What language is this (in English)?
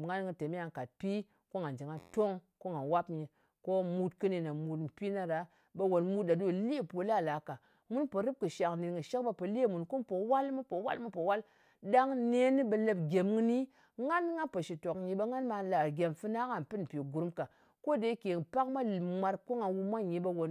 Ngas